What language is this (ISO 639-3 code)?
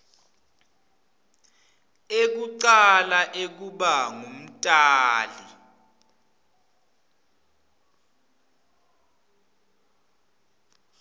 ssw